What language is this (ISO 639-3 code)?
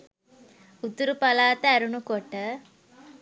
sin